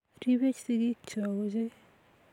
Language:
Kalenjin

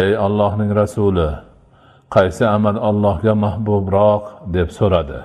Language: Dutch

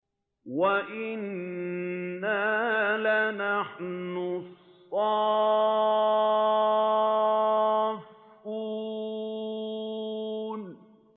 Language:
Arabic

